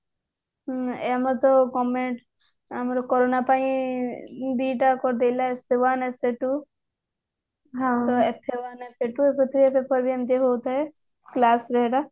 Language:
Odia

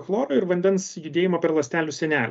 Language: Lithuanian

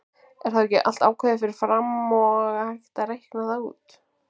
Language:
Icelandic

